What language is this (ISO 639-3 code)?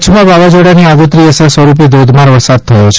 guj